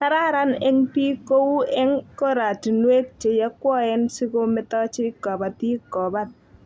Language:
Kalenjin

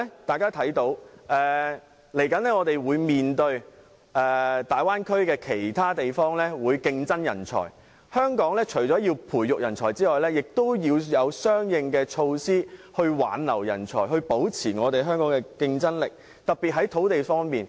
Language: Cantonese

